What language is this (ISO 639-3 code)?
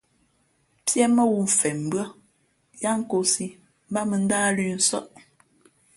fmp